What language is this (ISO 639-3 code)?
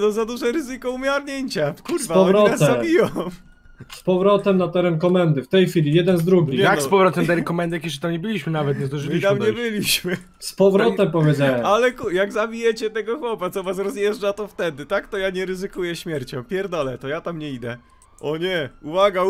pol